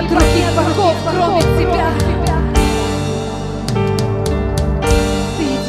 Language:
Russian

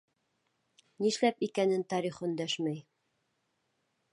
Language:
Bashkir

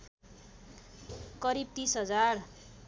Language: Nepali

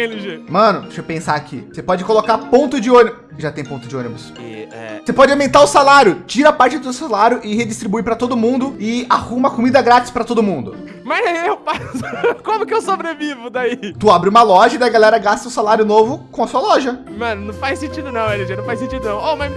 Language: Portuguese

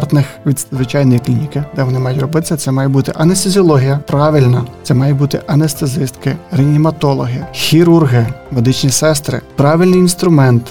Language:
Ukrainian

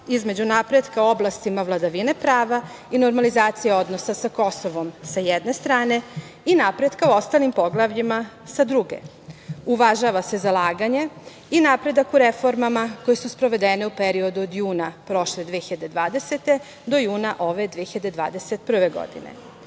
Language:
Serbian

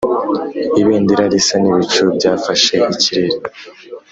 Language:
Kinyarwanda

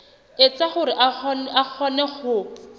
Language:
Southern Sotho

